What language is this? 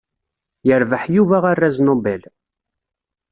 Kabyle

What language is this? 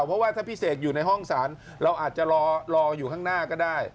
Thai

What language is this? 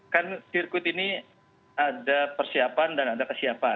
Indonesian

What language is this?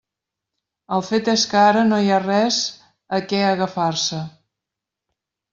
Catalan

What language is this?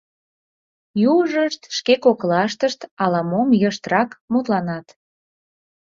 Mari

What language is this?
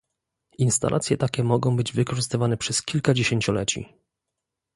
Polish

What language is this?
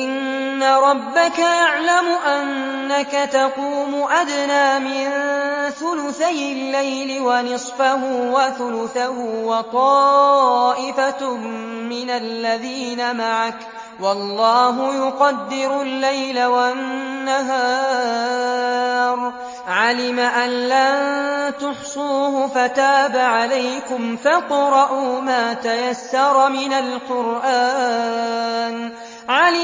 Arabic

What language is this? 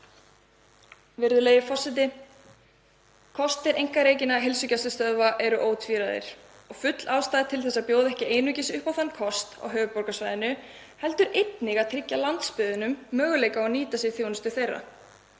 Icelandic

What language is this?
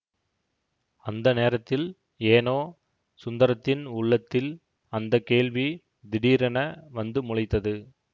Tamil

